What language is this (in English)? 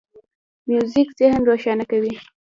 Pashto